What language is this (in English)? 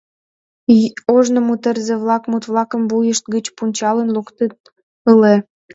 Mari